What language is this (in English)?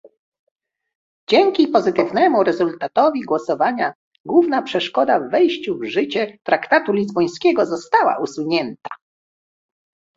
Polish